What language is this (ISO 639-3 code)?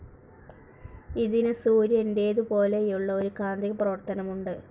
mal